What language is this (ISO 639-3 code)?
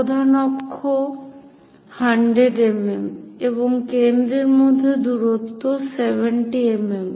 ben